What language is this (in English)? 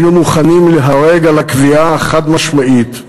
Hebrew